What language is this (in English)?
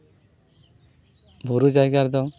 Santali